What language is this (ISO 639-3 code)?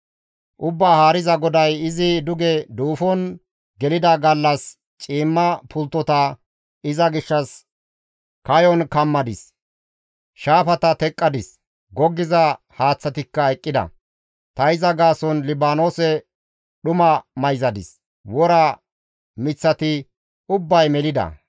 gmv